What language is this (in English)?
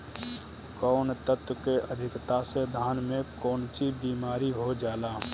Bhojpuri